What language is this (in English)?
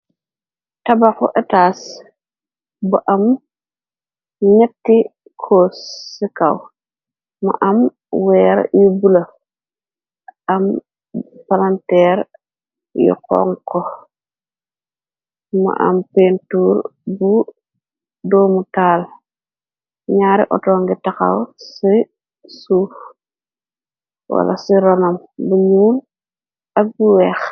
Wolof